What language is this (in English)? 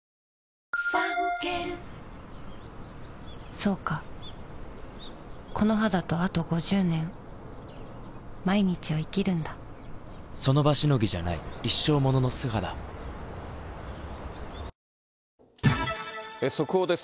Japanese